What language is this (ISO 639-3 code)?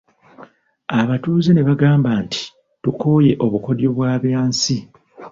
lug